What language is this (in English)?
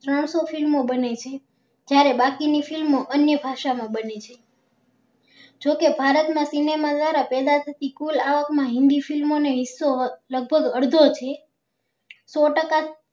Gujarati